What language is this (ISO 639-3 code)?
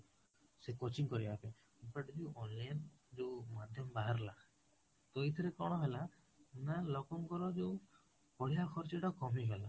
ori